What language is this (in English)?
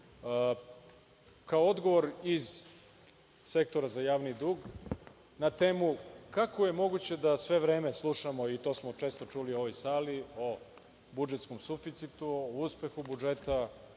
Serbian